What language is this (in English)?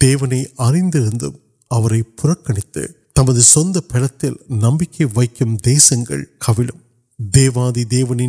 Urdu